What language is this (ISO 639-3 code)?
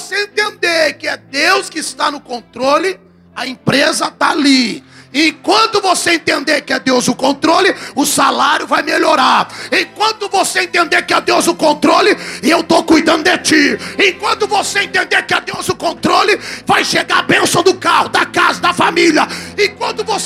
por